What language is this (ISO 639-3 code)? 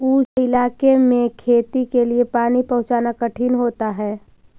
mag